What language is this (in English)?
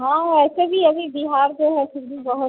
Hindi